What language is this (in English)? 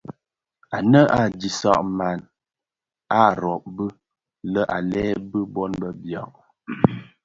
Bafia